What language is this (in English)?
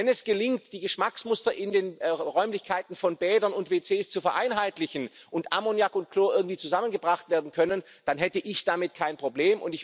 German